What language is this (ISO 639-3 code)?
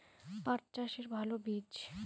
ben